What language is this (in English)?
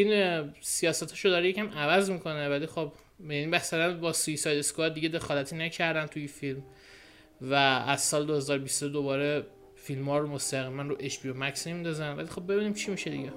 Persian